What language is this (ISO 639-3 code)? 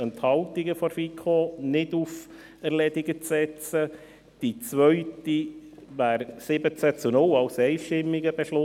gsw